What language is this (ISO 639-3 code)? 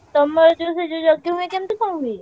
ori